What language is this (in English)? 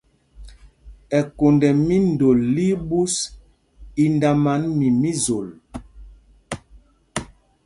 Mpumpong